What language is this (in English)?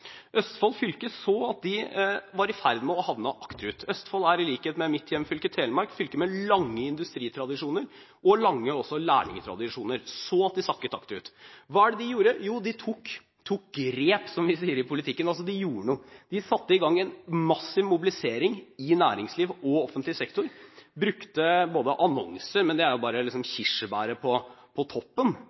Norwegian Bokmål